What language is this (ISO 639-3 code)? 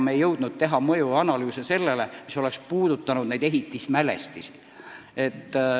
est